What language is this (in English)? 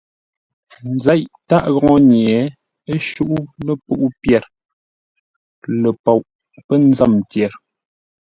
Ngombale